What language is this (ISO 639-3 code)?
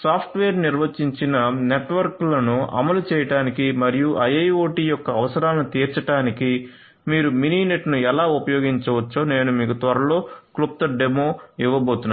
tel